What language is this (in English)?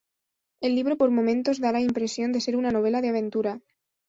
Spanish